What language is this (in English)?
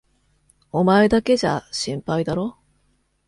Japanese